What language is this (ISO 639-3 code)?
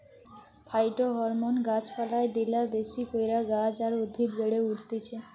ben